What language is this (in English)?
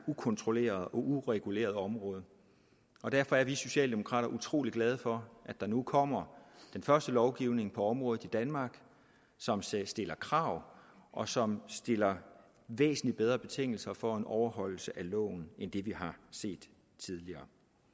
Danish